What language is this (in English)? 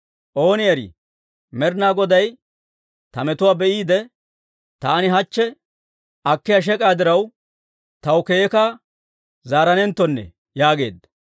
Dawro